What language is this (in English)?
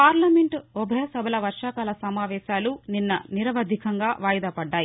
Telugu